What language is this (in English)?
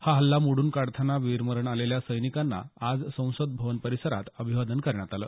Marathi